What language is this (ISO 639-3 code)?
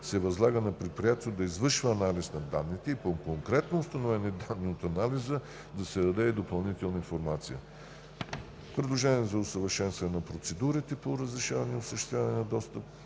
bul